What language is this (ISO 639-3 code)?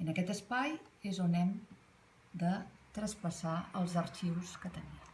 spa